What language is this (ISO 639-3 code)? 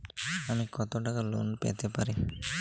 ben